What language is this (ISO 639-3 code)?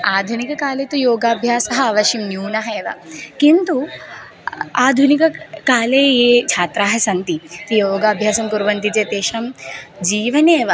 san